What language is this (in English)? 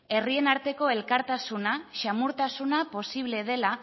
Basque